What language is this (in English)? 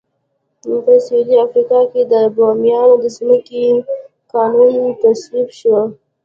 Pashto